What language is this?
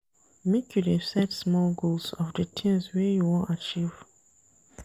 Nigerian Pidgin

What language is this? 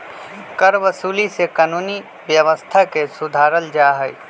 Magahi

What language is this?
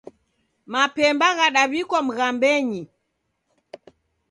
Taita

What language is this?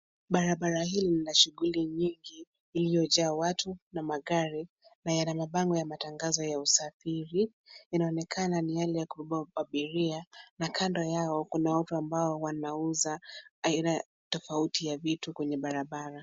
Swahili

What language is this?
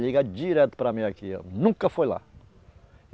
Portuguese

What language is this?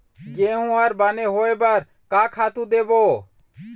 Chhattisgarhi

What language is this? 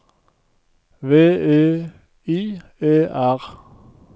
Norwegian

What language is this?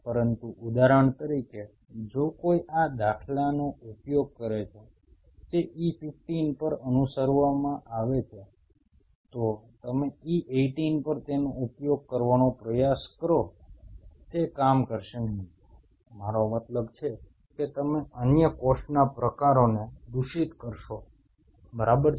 Gujarati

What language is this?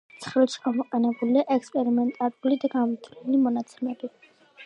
Georgian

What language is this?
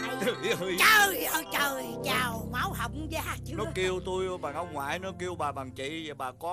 Vietnamese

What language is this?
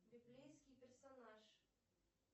Russian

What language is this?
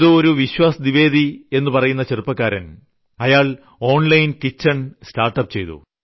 Malayalam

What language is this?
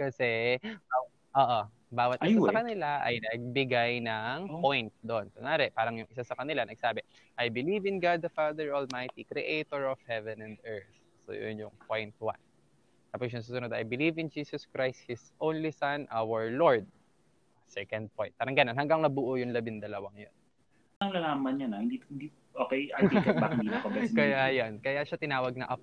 Filipino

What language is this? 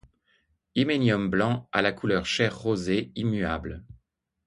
French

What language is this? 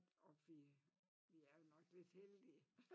Danish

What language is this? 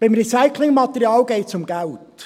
Swiss German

